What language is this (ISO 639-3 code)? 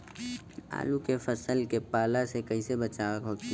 bho